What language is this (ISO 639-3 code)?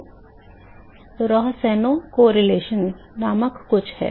hin